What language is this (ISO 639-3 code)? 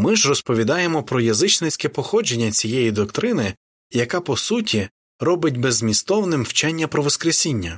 ukr